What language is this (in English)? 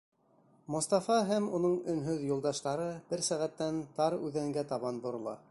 Bashkir